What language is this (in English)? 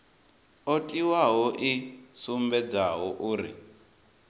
Venda